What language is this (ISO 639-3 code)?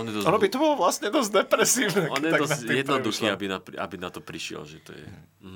slk